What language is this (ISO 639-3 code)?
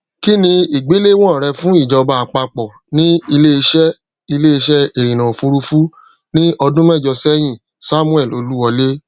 yor